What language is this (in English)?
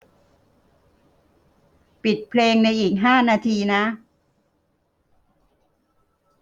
Thai